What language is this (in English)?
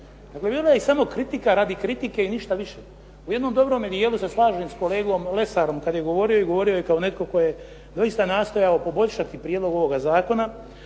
Croatian